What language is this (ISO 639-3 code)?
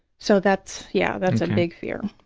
eng